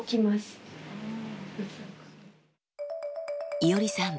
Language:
Japanese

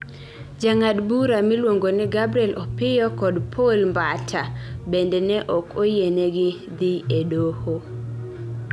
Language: Luo (Kenya and Tanzania)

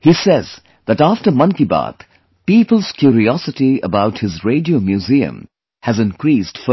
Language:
English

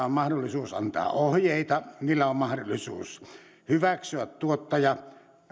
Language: Finnish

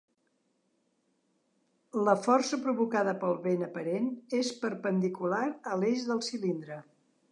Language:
Catalan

